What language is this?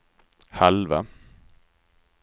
Swedish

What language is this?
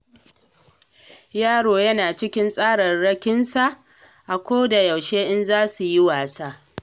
Hausa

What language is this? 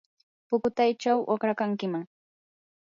Yanahuanca Pasco Quechua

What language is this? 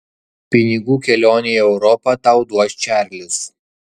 Lithuanian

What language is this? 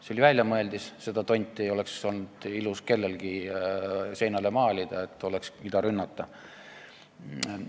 Estonian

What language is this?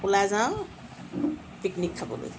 Assamese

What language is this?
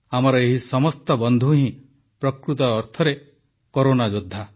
Odia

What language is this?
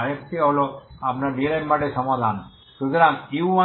Bangla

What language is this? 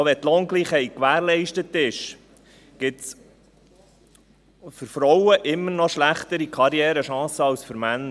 Swiss German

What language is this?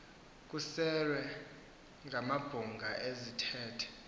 Xhosa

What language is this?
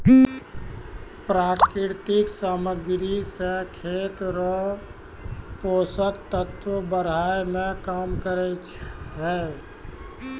Maithili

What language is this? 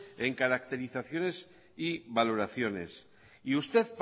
Spanish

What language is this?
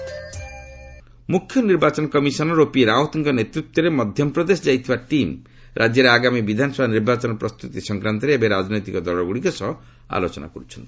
Odia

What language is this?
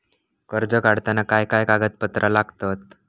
Marathi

